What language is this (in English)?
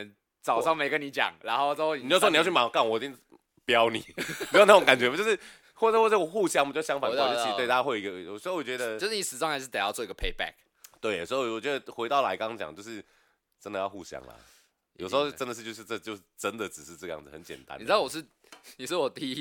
Chinese